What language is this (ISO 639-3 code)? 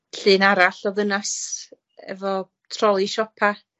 cym